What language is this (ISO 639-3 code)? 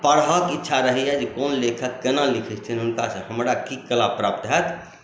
mai